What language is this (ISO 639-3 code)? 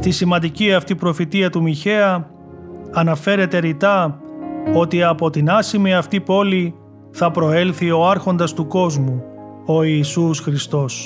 ell